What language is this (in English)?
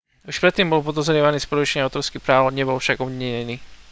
Slovak